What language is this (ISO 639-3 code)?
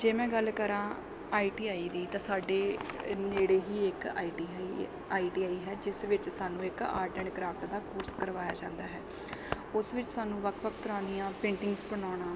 pan